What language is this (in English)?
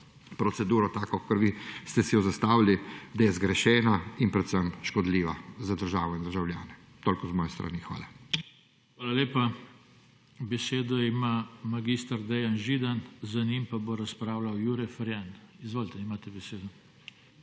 Slovenian